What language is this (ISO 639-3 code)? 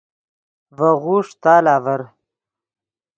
ydg